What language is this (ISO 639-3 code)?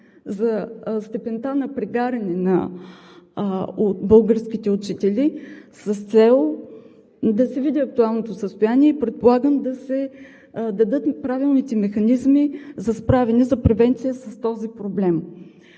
bul